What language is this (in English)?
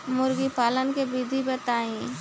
Bhojpuri